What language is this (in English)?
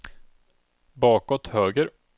Swedish